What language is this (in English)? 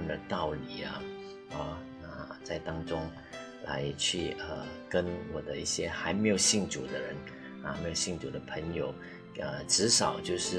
Chinese